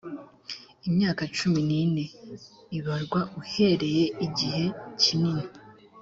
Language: Kinyarwanda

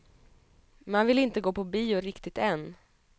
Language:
Swedish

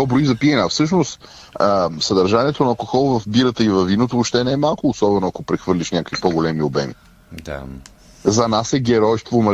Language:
Bulgarian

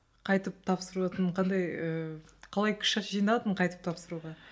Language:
Kazakh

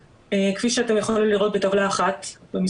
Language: Hebrew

